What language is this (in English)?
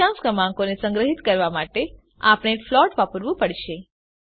Gujarati